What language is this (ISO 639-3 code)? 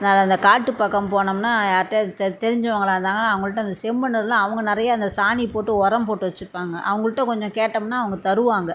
tam